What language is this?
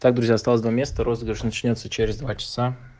Russian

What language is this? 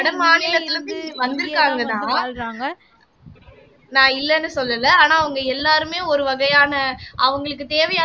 Tamil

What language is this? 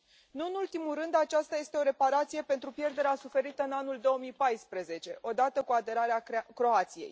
Romanian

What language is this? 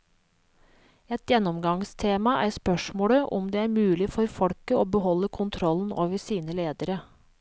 Norwegian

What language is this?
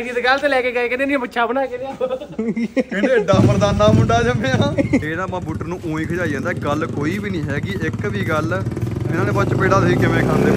Punjabi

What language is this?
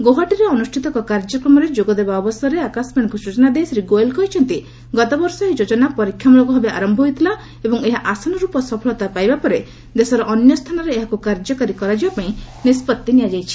Odia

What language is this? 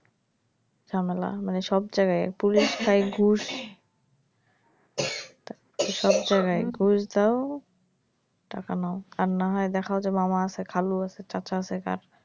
Bangla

